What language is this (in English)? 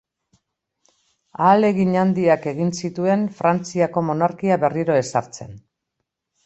Basque